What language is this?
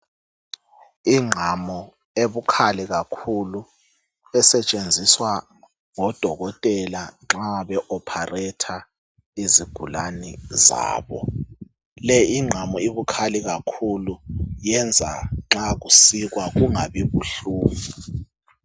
North Ndebele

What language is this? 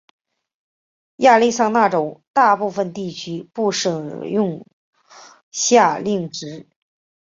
Chinese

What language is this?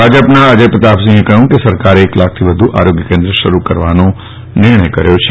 Gujarati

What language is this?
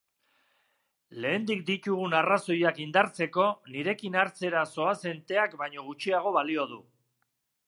Basque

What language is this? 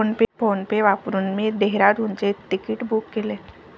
Marathi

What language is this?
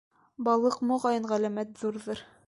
Bashkir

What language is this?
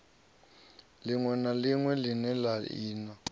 Venda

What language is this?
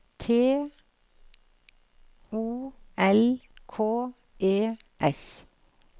Norwegian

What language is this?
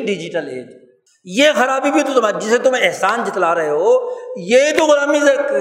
Urdu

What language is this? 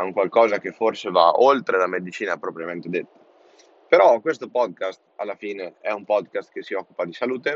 Italian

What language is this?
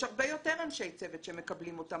Hebrew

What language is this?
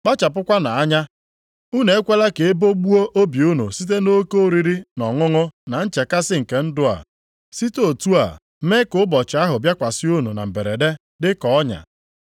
Igbo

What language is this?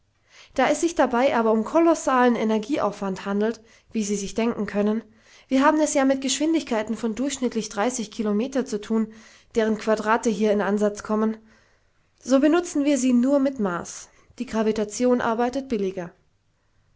German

